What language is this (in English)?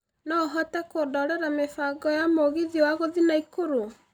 Kikuyu